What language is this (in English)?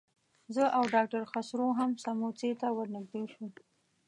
Pashto